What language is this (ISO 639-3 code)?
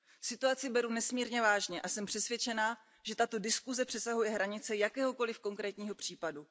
ces